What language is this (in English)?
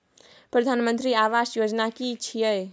Maithili